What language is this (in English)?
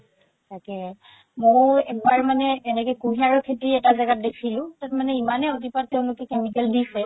Assamese